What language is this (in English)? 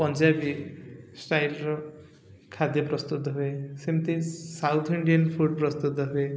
Odia